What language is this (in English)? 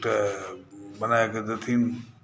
Maithili